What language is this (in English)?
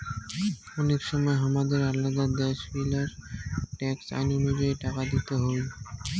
Bangla